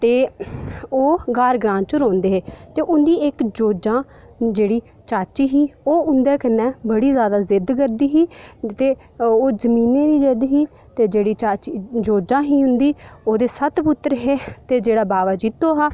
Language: Dogri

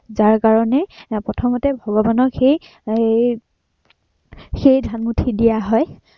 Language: Assamese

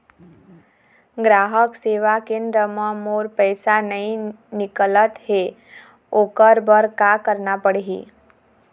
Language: Chhattisgarhi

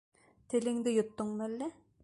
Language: Bashkir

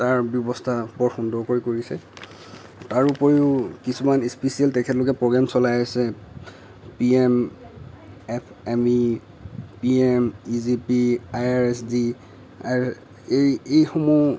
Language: Assamese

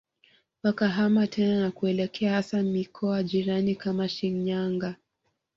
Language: Swahili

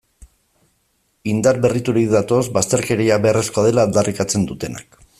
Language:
Basque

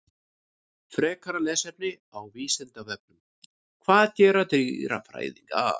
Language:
Icelandic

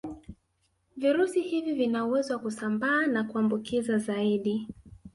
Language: Swahili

